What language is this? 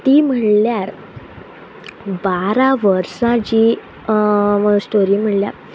Konkani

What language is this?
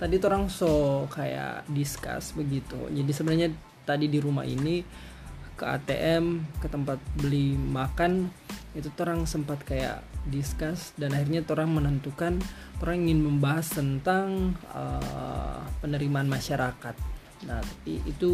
Indonesian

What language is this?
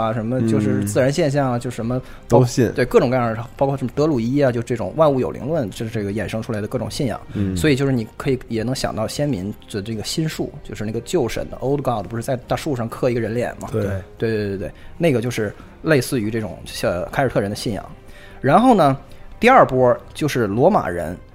Chinese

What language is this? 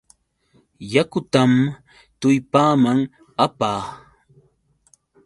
Yauyos Quechua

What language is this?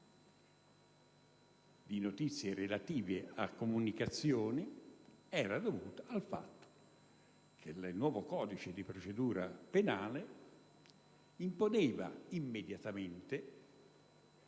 Italian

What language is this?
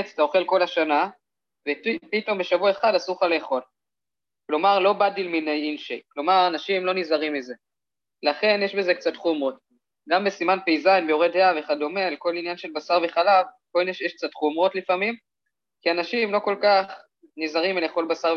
Hebrew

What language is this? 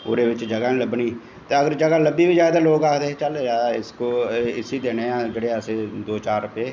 Dogri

